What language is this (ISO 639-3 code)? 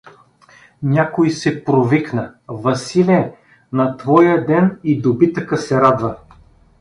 bul